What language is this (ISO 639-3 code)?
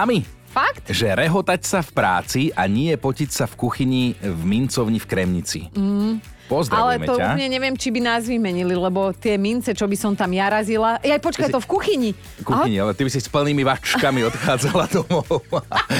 slk